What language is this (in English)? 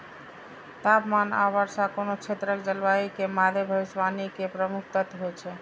Maithili